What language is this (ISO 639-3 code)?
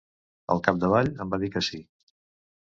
cat